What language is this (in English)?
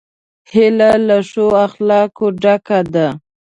Pashto